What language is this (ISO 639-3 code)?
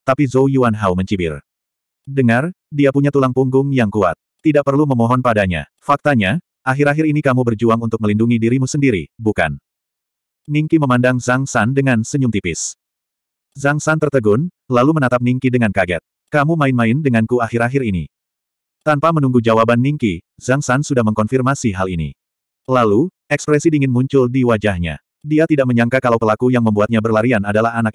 ind